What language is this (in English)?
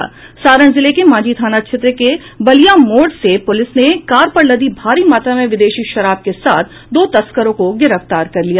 Hindi